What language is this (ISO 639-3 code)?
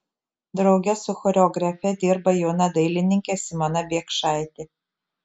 lit